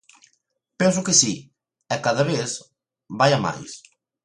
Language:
Galician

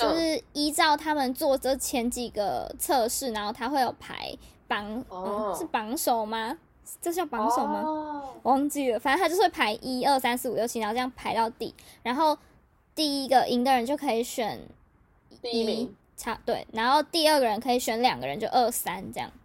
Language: Chinese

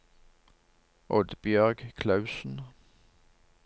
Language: Norwegian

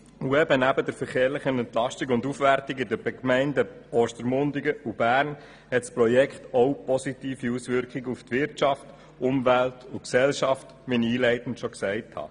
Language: Swiss German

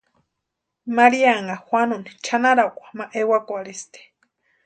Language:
Western Highland Purepecha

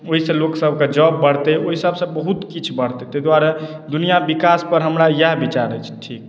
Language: Maithili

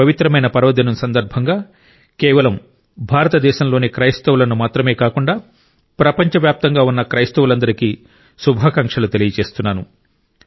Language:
Telugu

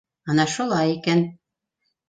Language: Bashkir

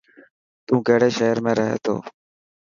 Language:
Dhatki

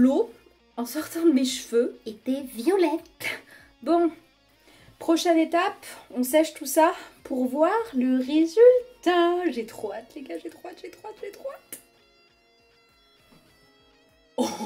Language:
French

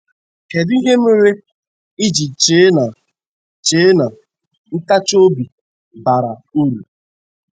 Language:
Igbo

